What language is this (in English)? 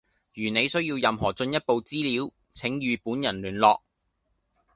Cantonese